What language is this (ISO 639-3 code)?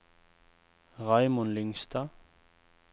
nor